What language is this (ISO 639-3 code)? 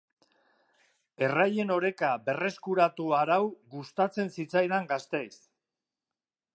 eus